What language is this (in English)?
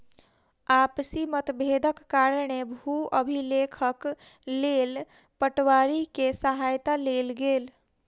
Maithili